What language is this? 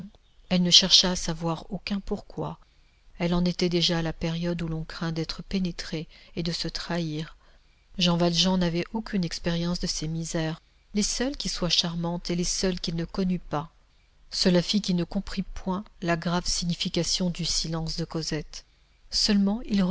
French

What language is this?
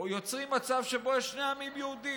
Hebrew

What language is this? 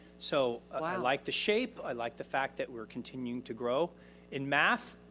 English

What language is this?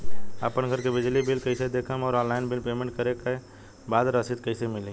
Bhojpuri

